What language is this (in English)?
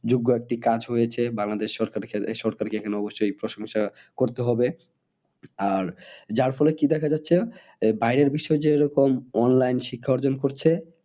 Bangla